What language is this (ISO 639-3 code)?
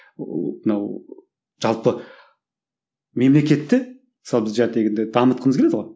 kaz